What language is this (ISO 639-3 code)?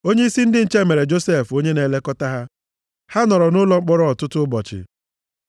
ibo